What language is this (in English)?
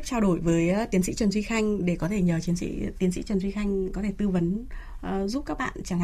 Vietnamese